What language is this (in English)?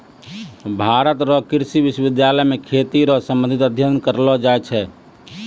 Maithili